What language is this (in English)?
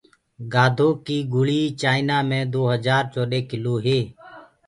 Gurgula